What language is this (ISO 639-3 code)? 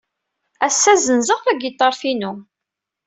kab